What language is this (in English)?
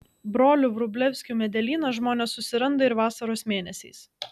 Lithuanian